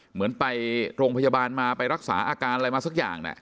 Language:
Thai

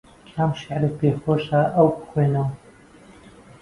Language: Central Kurdish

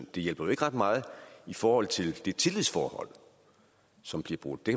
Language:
Danish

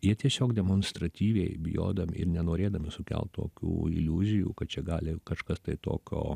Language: Lithuanian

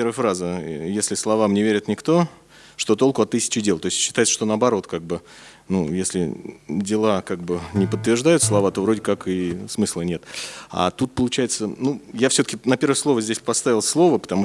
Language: Russian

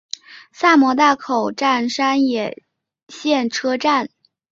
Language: Chinese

